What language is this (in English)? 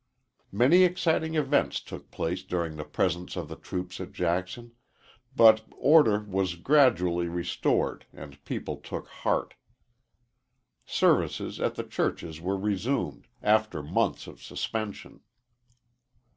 English